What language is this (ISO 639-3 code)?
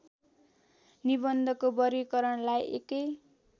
nep